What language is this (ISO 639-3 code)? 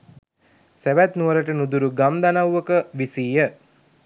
sin